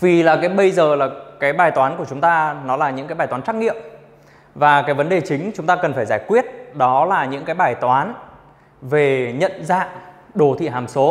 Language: Vietnamese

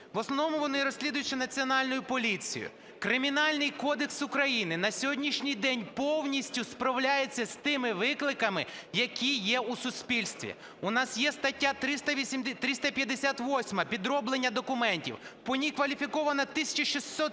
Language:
Ukrainian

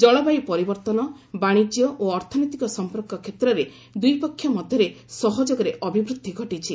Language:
Odia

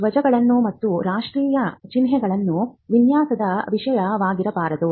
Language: Kannada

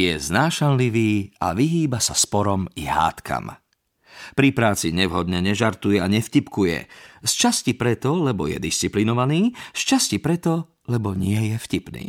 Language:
Slovak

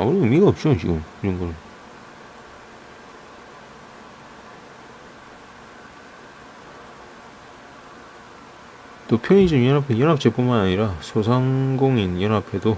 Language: Korean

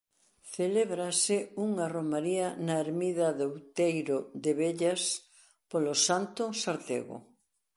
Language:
Galician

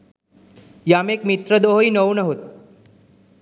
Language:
Sinhala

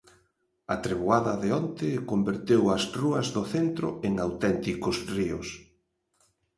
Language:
Galician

